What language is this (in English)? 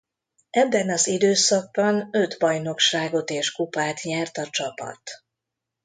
Hungarian